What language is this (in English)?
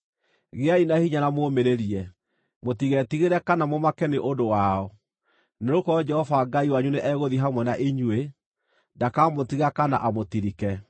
Kikuyu